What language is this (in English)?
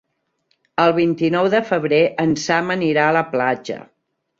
Catalan